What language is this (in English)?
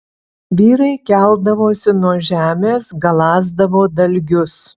Lithuanian